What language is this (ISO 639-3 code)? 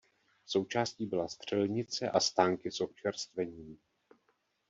ces